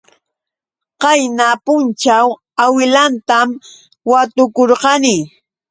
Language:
Yauyos Quechua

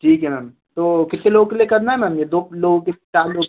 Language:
Hindi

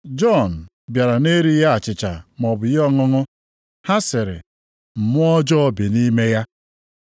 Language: Igbo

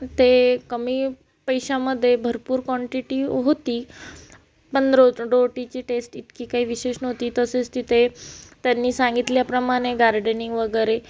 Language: Marathi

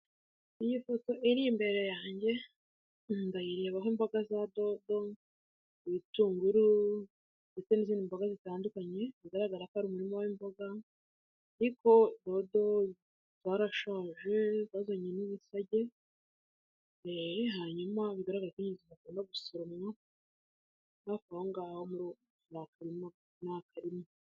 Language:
Kinyarwanda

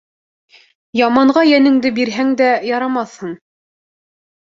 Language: Bashkir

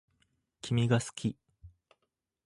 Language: Japanese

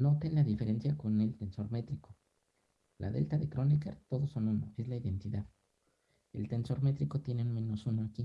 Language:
Spanish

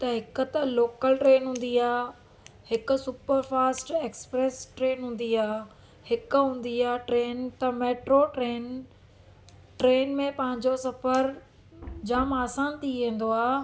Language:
Sindhi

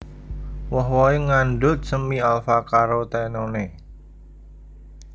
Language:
Javanese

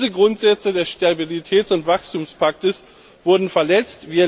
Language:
German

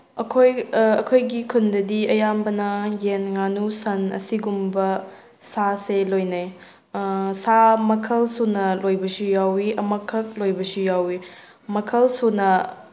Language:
Manipuri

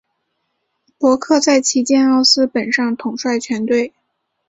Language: Chinese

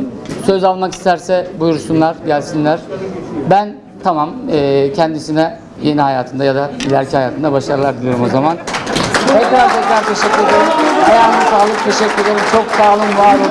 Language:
Turkish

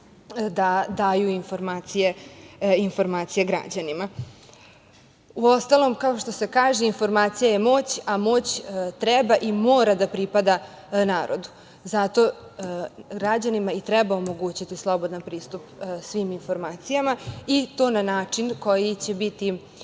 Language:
Serbian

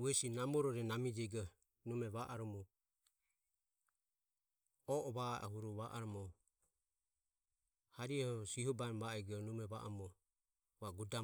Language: Ömie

